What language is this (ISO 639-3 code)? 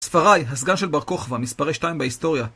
heb